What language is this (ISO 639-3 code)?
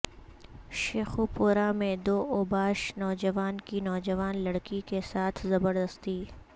urd